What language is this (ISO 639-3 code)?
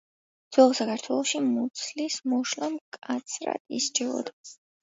kat